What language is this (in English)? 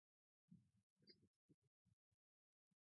Basque